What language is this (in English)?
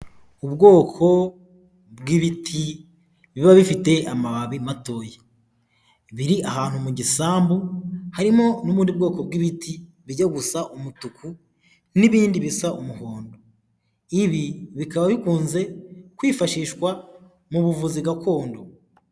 Kinyarwanda